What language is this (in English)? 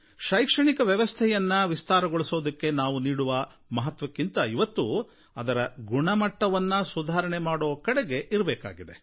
Kannada